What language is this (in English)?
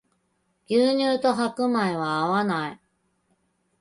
Japanese